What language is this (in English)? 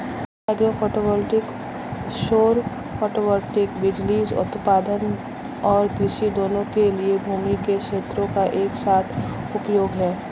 Hindi